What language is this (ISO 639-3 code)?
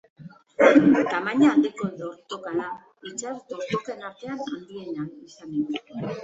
eus